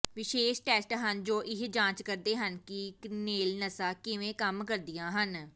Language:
Punjabi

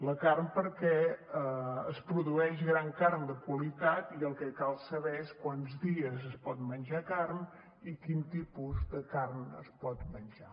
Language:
Catalan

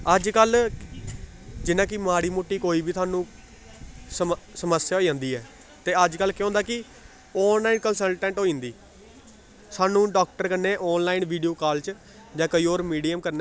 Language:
Dogri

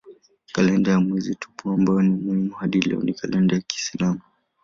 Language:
Swahili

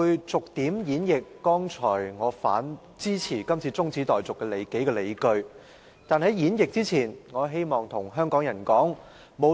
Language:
Cantonese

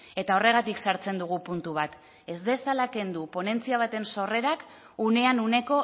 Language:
Basque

